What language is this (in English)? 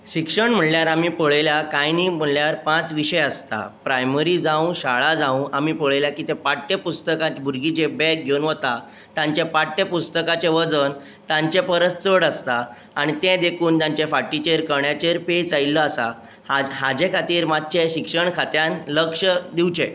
Konkani